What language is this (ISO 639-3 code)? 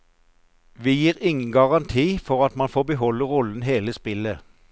nor